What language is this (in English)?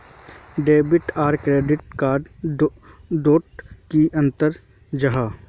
Magahi